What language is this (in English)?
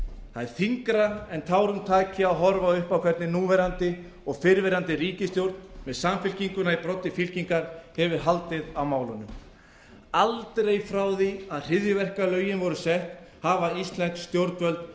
Icelandic